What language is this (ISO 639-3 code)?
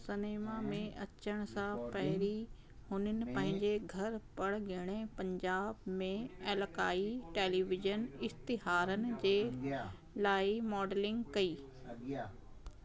snd